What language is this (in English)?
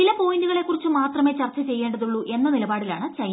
Malayalam